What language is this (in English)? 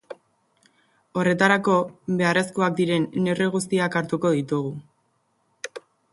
Basque